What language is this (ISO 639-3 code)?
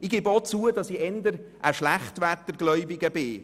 gsw